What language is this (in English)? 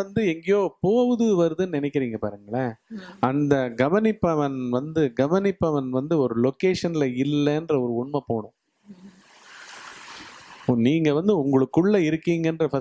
Tamil